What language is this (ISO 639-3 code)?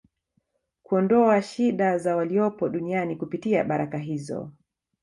swa